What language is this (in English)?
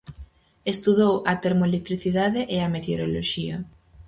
Galician